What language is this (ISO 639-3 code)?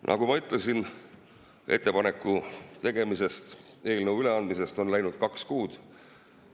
est